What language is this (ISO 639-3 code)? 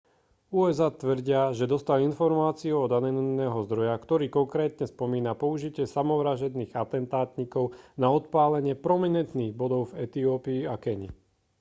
slk